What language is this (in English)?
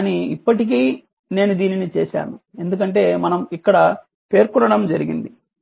Telugu